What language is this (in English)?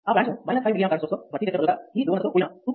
Telugu